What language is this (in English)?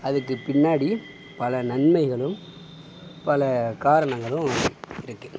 Tamil